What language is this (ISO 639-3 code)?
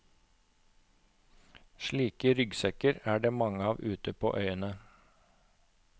nor